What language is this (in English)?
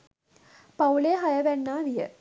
Sinhala